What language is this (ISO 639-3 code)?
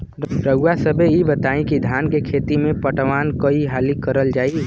bho